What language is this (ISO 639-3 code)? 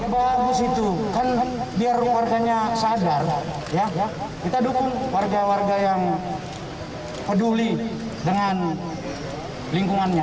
ind